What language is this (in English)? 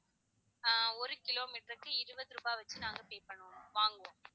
Tamil